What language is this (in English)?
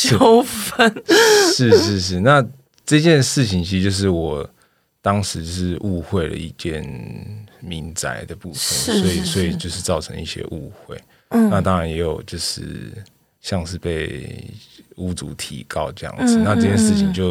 Chinese